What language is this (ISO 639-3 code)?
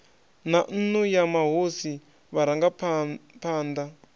ven